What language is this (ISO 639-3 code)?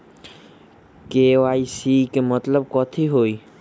mag